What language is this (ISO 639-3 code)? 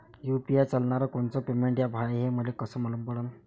mar